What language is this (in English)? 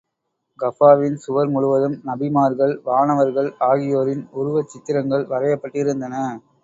Tamil